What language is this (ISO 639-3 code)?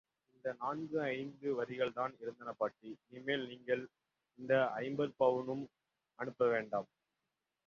tam